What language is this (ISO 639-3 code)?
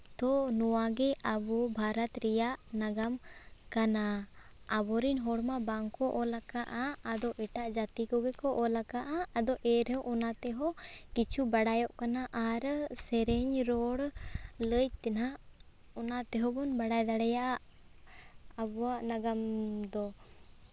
sat